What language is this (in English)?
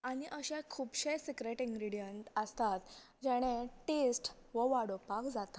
Konkani